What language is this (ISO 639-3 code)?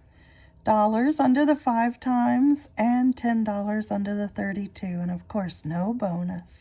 eng